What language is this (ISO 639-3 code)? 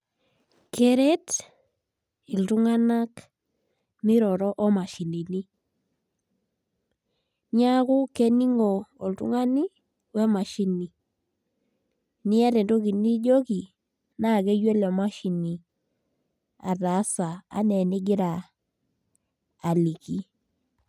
mas